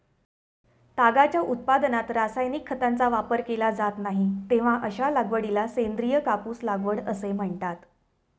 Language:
Marathi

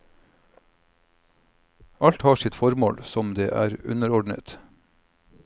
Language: Norwegian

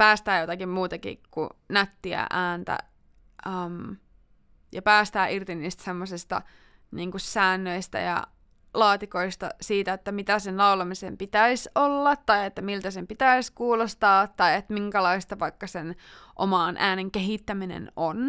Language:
Finnish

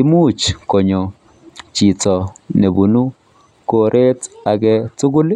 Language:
Kalenjin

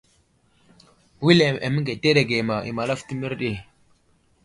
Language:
Wuzlam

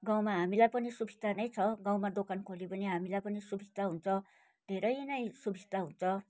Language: Nepali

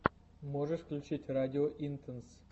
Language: Russian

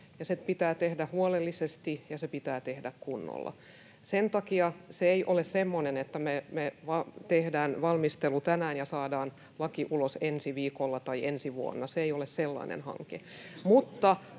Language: Finnish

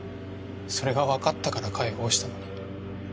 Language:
Japanese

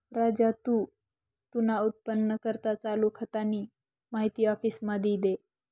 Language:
Marathi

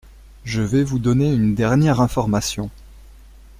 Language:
French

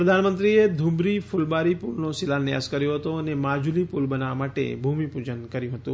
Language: Gujarati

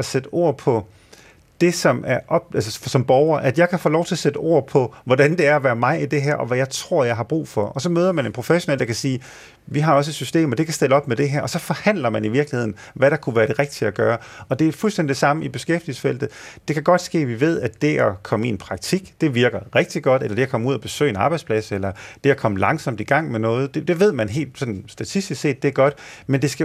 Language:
Danish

